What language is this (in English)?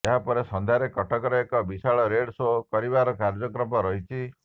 Odia